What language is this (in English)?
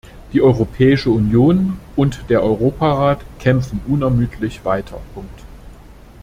German